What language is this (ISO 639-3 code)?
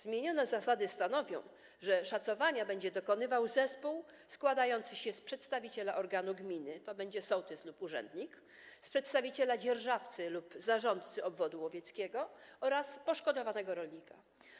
pol